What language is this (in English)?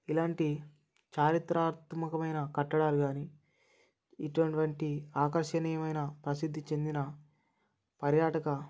Telugu